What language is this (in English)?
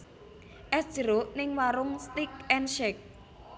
Javanese